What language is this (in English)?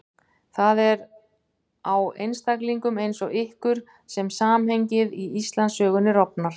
Icelandic